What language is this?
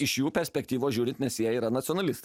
Lithuanian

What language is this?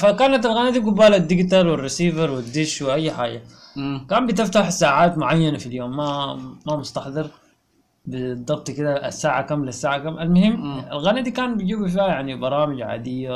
Arabic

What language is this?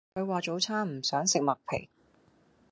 Cantonese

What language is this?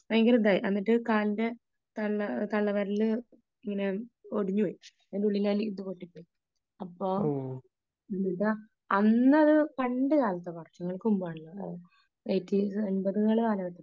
Malayalam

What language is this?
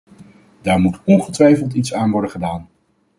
Dutch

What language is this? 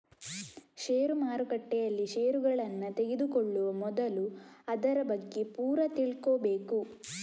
Kannada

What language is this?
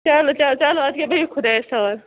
Kashmiri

